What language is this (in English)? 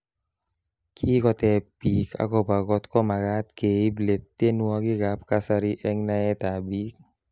Kalenjin